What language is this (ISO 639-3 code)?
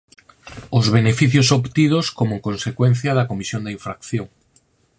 glg